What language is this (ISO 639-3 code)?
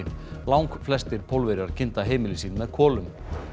isl